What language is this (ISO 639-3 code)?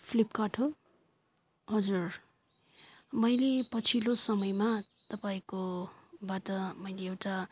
nep